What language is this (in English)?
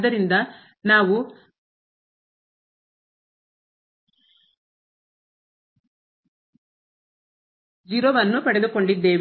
Kannada